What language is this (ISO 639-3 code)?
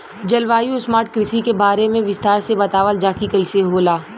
bho